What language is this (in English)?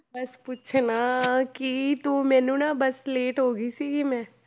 Punjabi